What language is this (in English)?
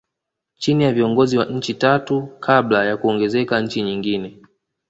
Swahili